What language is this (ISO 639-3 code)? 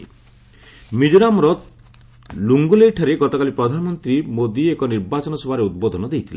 ori